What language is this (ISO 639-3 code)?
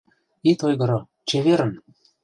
chm